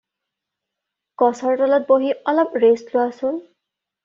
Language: Assamese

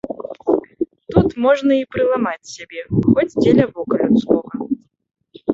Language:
Belarusian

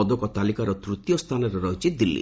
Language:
Odia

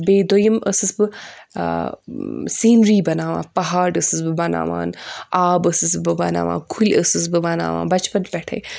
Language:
Kashmiri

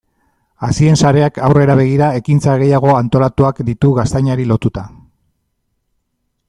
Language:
Basque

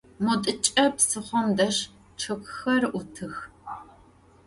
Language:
Adyghe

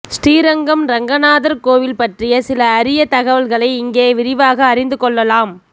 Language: Tamil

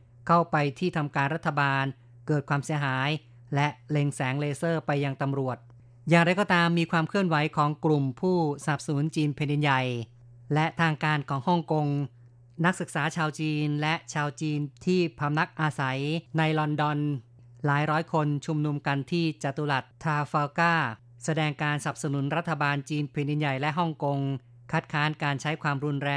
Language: Thai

